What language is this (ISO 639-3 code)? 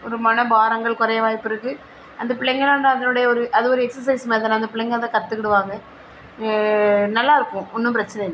tam